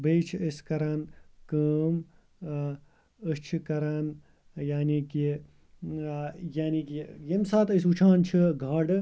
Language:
Kashmiri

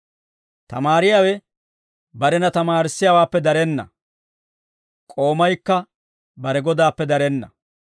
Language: Dawro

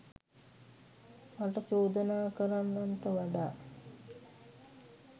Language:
Sinhala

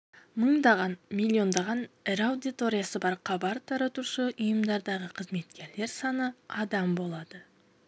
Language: Kazakh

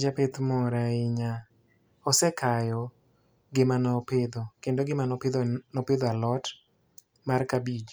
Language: Luo (Kenya and Tanzania)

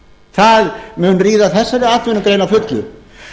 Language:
Icelandic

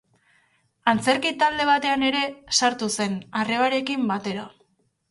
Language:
Basque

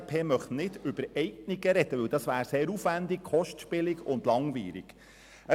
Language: Swiss German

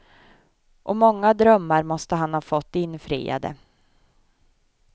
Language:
Swedish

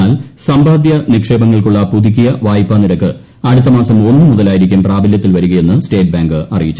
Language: Malayalam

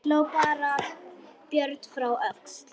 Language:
Icelandic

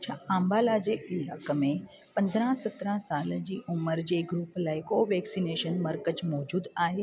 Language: Sindhi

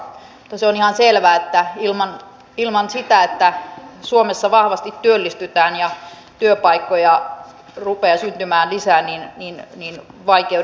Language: Finnish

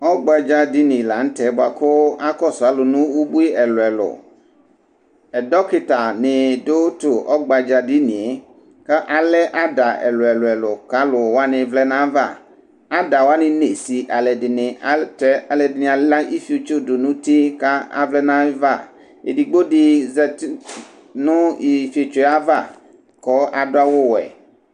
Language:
Ikposo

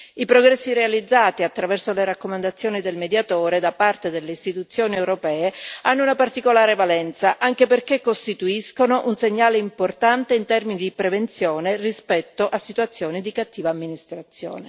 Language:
Italian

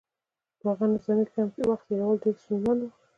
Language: Pashto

